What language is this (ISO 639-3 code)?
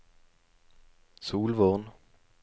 nor